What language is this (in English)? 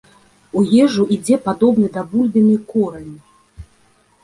Belarusian